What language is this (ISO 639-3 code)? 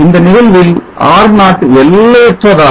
tam